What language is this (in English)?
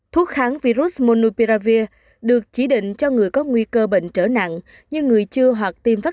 Vietnamese